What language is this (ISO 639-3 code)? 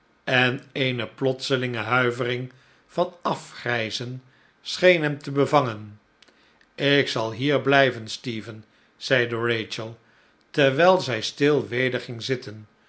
nld